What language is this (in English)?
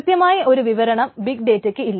Malayalam